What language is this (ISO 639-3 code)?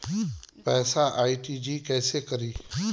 bho